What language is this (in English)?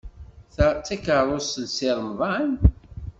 Kabyle